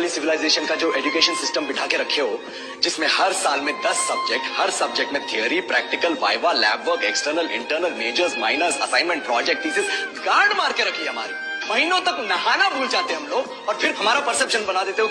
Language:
Hindi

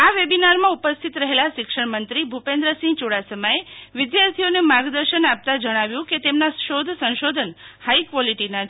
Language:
Gujarati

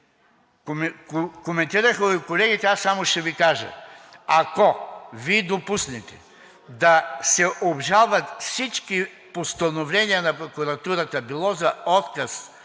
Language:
Bulgarian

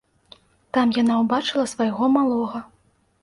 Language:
Belarusian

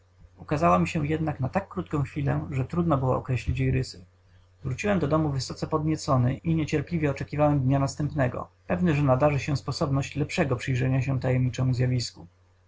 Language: Polish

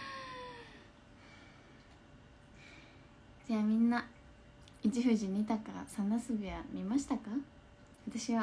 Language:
Japanese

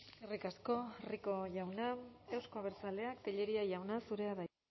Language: Basque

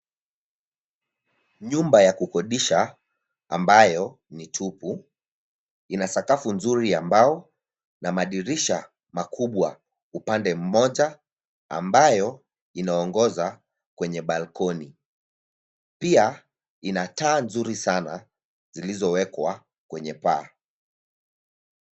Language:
Swahili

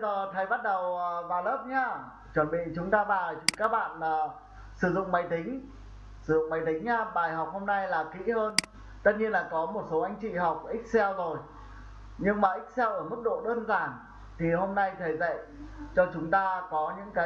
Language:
Vietnamese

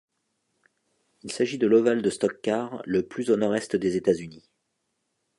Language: French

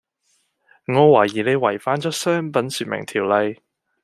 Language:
Cantonese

